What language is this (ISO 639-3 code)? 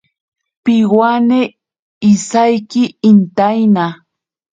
prq